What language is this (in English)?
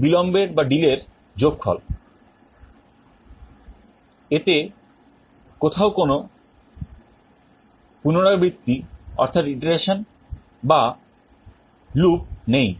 Bangla